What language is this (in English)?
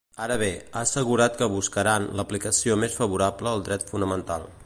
Catalan